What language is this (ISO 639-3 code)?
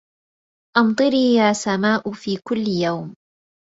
ara